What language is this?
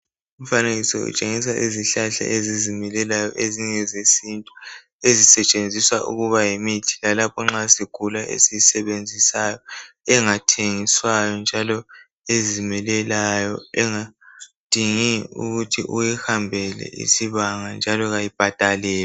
North Ndebele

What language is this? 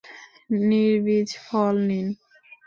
Bangla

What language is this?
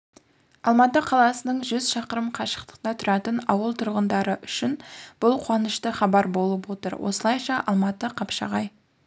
Kazakh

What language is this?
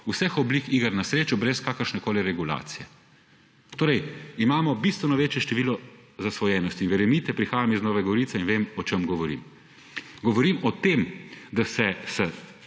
Slovenian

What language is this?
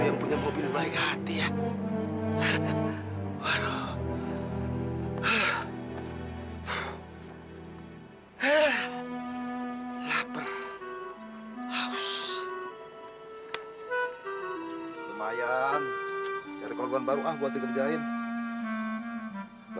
Indonesian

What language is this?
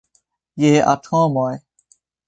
Esperanto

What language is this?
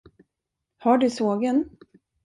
Swedish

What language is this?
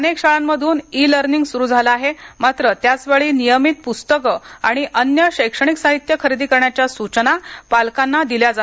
Marathi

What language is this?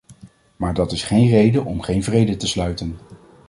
Dutch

